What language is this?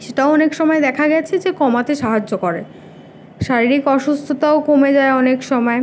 Bangla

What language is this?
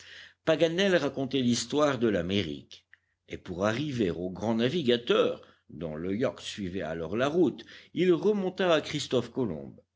French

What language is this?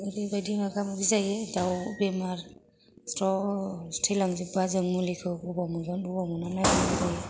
Bodo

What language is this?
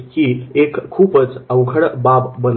Marathi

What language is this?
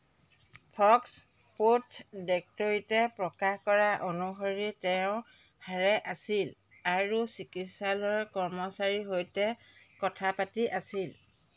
Assamese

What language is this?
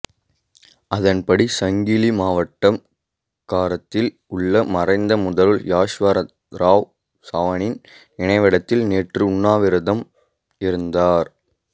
Tamil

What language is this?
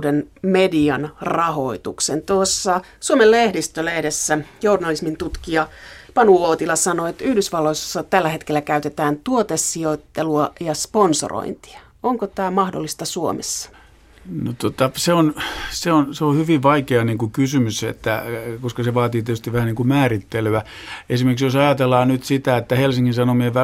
Finnish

